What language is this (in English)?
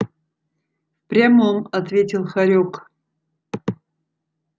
Russian